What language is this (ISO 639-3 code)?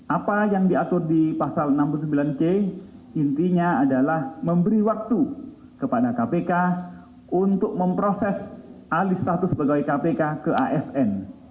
ind